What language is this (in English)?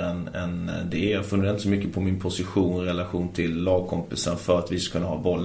Swedish